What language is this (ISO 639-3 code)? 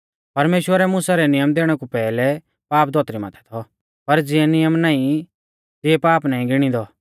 bfz